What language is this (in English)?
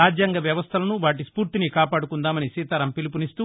Telugu